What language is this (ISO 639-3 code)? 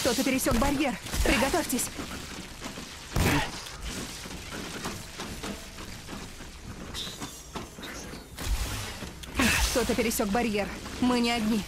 rus